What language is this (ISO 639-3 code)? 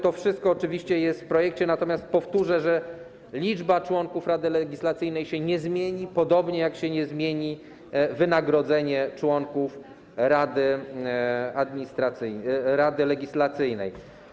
pol